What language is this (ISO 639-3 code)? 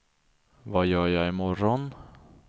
swe